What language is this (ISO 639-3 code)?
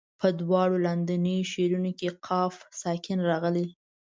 pus